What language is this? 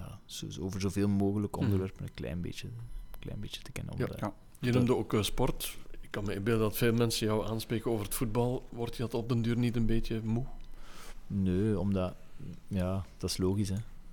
Dutch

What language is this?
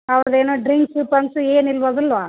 Kannada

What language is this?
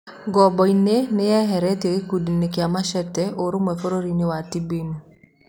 Kikuyu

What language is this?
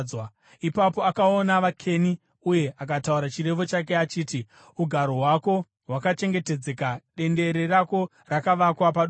Shona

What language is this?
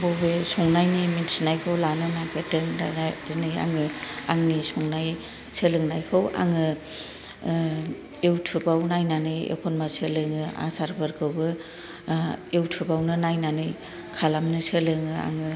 Bodo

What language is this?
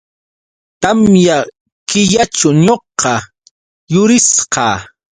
Yauyos Quechua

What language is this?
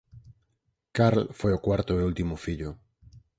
Galician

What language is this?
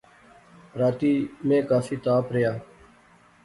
Pahari-Potwari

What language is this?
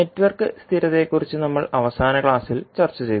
Malayalam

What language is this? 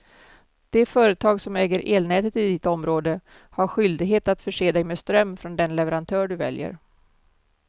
Swedish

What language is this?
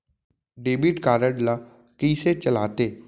Chhattisgarhi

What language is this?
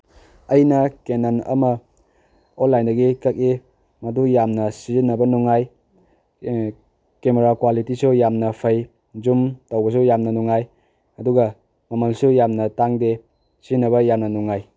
Manipuri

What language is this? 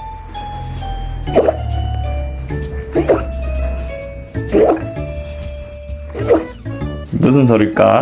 Korean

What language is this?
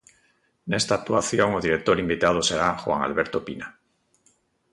Galician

